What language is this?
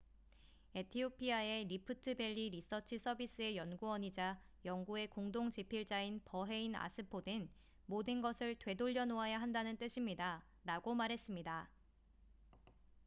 Korean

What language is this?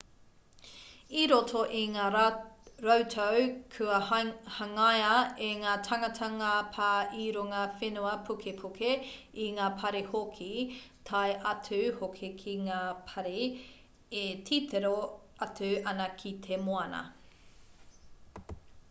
Māori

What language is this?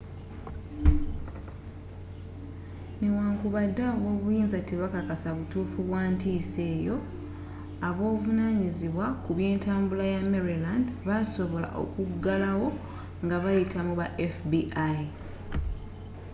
Ganda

